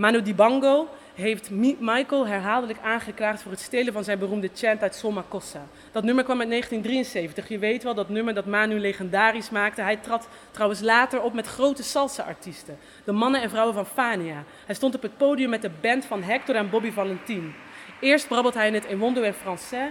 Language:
Dutch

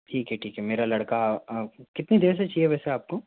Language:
Hindi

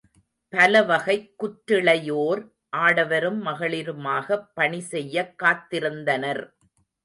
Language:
Tamil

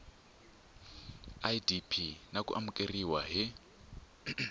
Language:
Tsonga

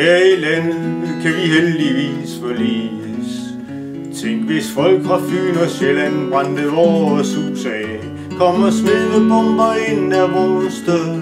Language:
Danish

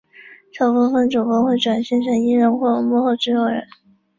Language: Chinese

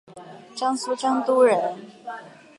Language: Chinese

